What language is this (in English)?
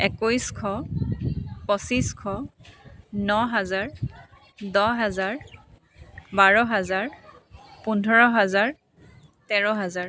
Assamese